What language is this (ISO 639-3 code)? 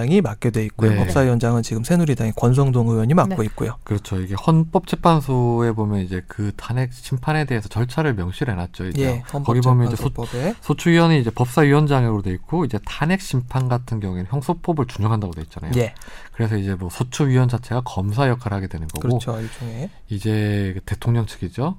kor